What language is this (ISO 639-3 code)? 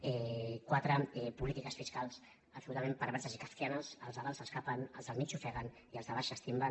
cat